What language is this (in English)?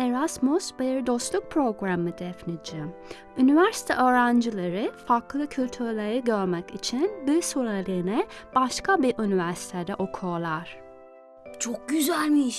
Turkish